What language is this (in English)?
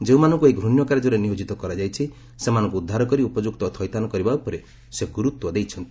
Odia